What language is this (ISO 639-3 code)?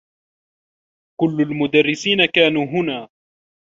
ara